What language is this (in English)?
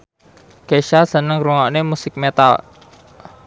Javanese